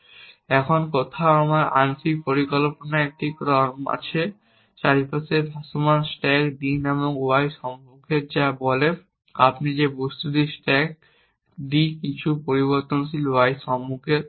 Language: Bangla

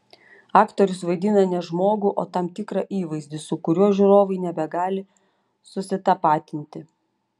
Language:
Lithuanian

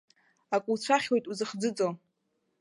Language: Abkhazian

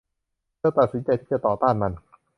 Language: Thai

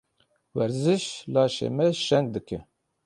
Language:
Kurdish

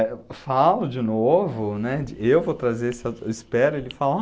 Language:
Portuguese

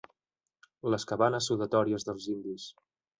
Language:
Catalan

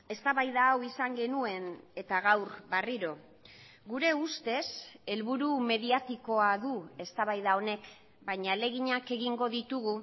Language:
Basque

